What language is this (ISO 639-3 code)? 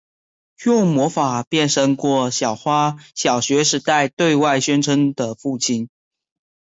zho